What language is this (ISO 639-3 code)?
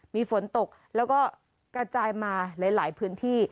tha